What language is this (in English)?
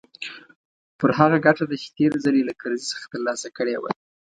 Pashto